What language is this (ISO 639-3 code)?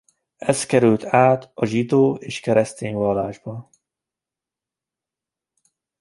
hun